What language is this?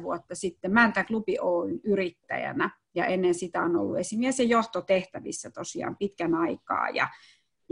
Finnish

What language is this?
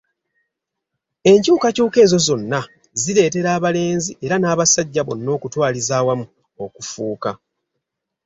Ganda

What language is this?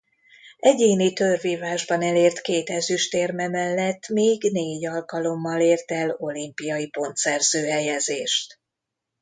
Hungarian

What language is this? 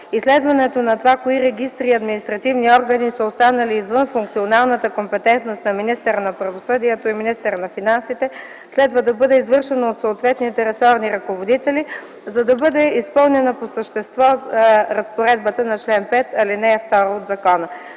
Bulgarian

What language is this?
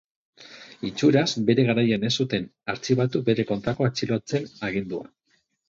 Basque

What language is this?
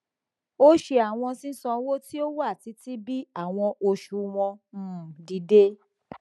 Yoruba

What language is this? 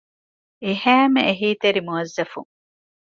Divehi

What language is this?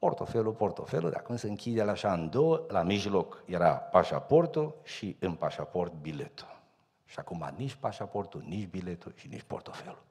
Romanian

